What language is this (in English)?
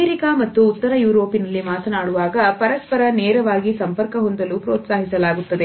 Kannada